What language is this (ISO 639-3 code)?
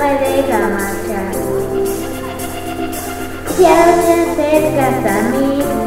ell